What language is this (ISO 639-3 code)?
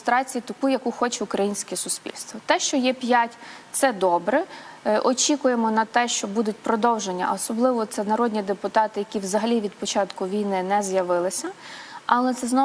ukr